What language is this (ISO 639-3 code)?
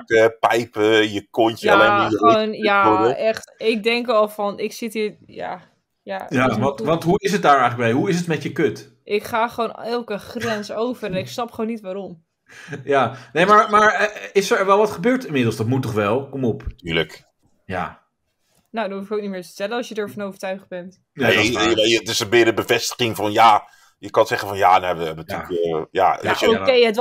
nld